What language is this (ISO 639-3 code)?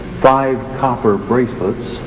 eng